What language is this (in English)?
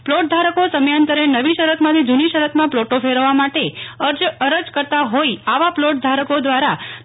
Gujarati